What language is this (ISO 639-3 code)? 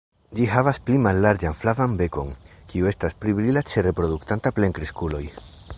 epo